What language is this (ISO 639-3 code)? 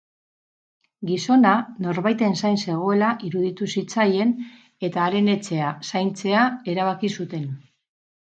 eus